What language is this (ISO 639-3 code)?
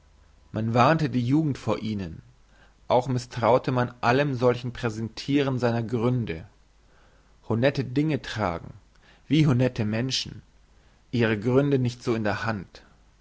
deu